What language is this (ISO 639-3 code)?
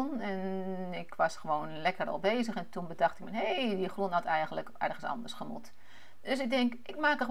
nld